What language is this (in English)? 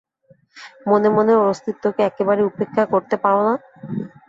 Bangla